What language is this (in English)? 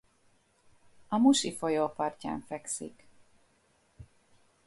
Hungarian